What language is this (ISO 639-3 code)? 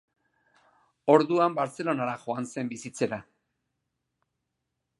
eus